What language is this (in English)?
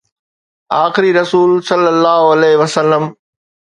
Sindhi